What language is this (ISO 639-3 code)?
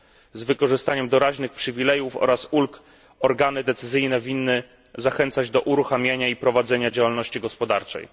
pol